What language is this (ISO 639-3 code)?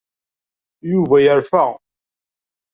kab